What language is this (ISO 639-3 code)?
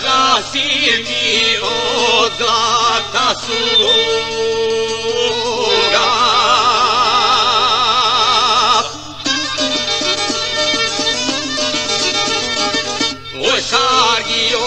ron